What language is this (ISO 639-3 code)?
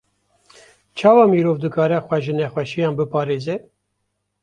kur